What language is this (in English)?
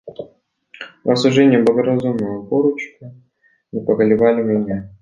Russian